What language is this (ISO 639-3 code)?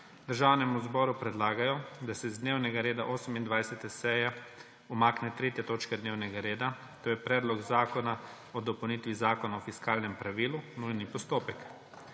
slv